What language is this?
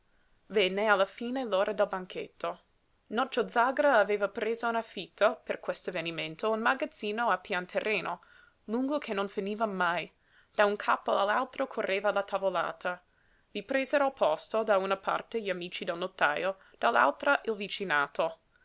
Italian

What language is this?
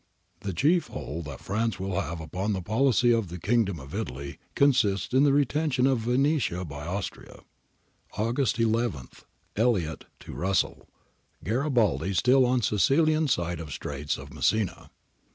English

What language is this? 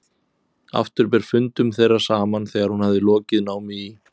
Icelandic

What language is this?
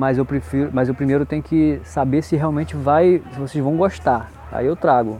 Portuguese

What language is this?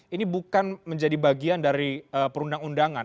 Indonesian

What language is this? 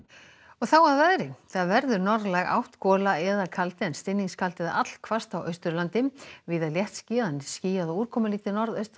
Icelandic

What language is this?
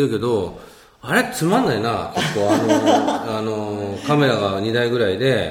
Japanese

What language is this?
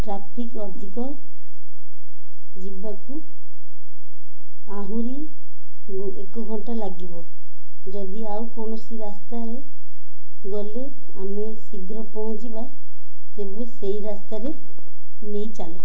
Odia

